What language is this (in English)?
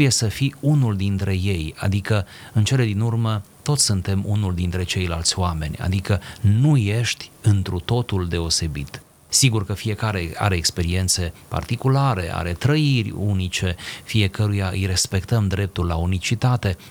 Romanian